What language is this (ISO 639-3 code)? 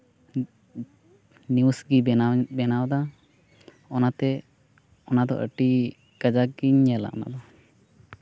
sat